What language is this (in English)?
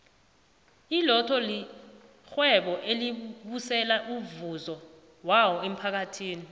South Ndebele